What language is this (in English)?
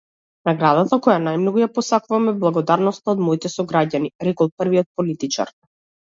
Macedonian